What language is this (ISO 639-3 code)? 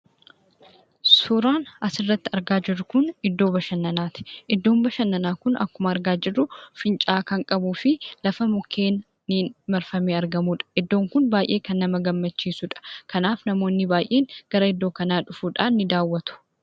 orm